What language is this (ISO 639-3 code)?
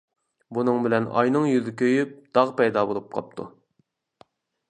uig